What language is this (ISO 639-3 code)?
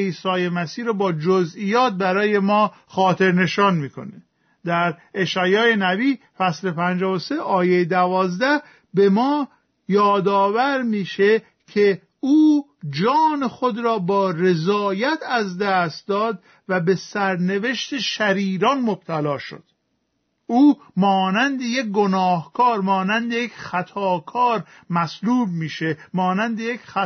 fas